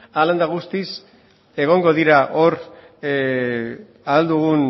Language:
Basque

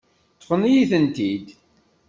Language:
Kabyle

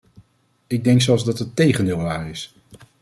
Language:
Dutch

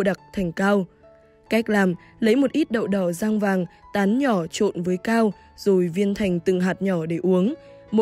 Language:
Vietnamese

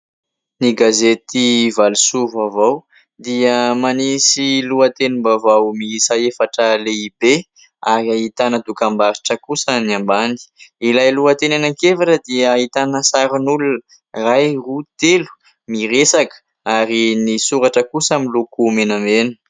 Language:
Malagasy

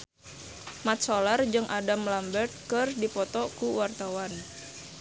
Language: Sundanese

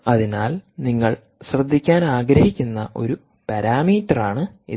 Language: Malayalam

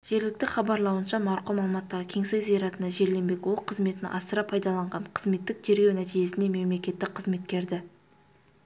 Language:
Kazakh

